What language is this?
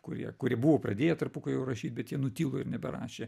Lithuanian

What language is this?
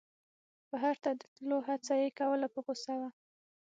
Pashto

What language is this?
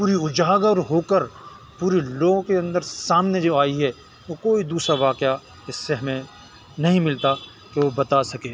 Urdu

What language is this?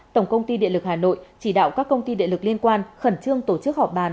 Vietnamese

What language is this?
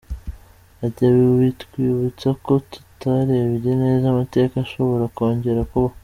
Kinyarwanda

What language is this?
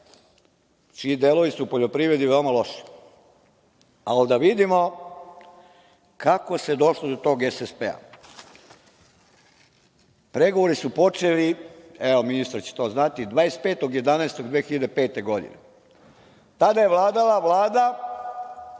Serbian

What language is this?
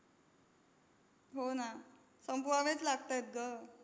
Marathi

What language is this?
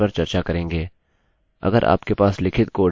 Hindi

